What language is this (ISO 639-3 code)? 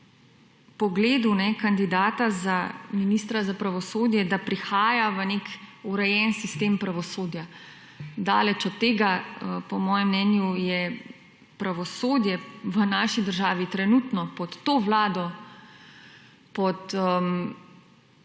slv